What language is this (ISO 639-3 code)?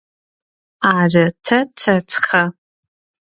ady